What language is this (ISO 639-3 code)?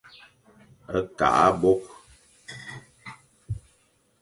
fan